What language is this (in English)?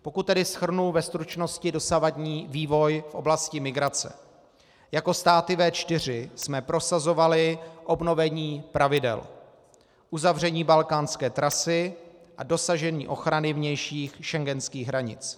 Czech